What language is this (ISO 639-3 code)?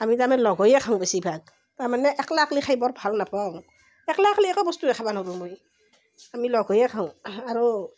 asm